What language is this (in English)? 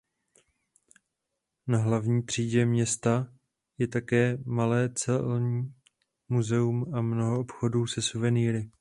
Czech